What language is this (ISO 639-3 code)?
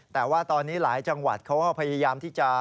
tha